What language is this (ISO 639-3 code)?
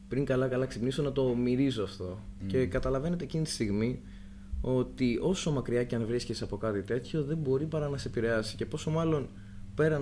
ell